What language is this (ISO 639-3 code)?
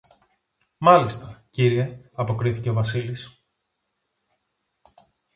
ell